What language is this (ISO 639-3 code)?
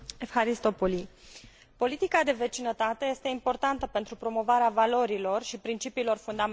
ron